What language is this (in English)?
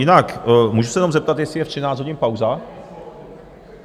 Czech